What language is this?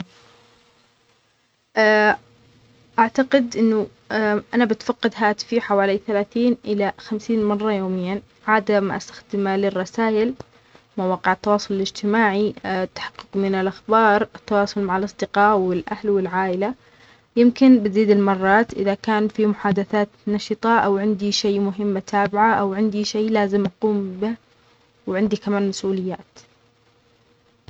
Omani Arabic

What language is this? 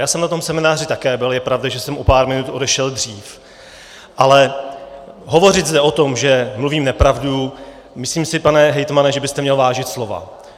Czech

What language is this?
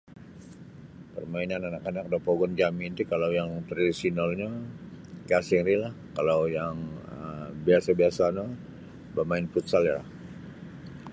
Sabah Bisaya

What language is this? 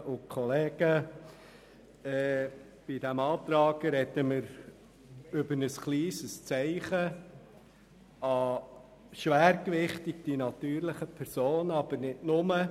Swiss German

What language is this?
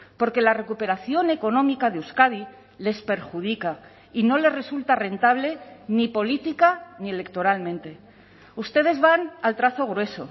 Spanish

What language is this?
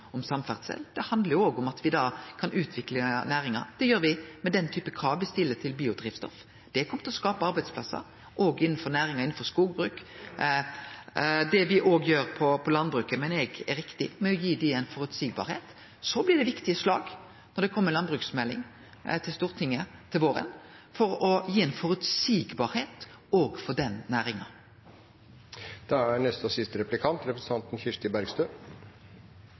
Norwegian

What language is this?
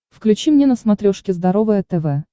Russian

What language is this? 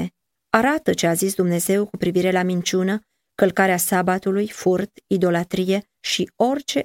Romanian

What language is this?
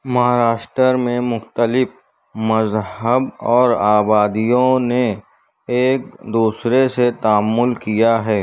Urdu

